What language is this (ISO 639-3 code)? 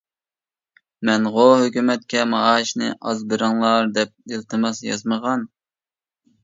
uig